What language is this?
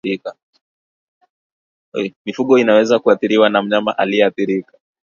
Swahili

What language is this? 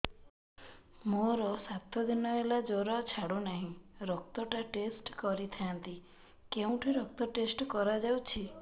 Odia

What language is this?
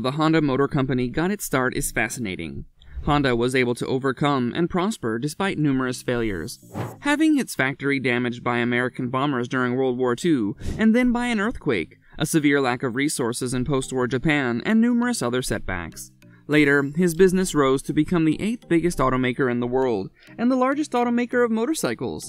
English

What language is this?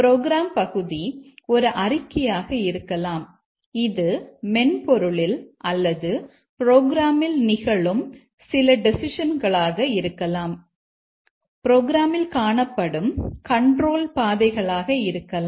Tamil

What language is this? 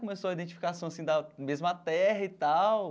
Portuguese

